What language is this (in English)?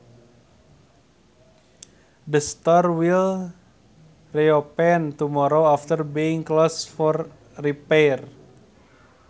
Sundanese